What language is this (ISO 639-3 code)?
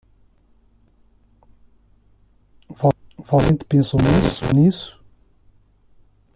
por